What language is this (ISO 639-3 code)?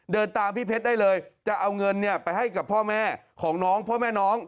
tha